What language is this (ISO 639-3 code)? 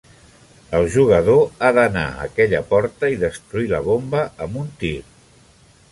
cat